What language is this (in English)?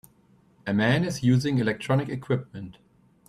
English